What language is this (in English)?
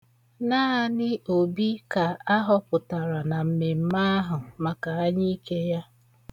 Igbo